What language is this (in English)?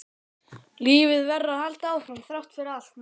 Icelandic